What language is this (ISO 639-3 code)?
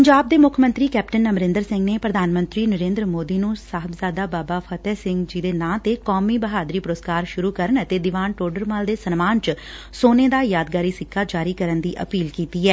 pan